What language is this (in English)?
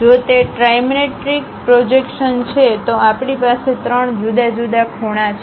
Gujarati